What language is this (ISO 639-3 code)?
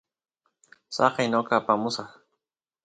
qus